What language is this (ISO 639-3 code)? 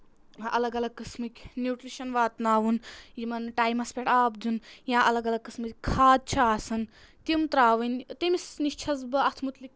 kas